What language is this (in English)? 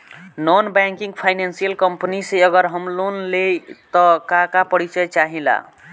Bhojpuri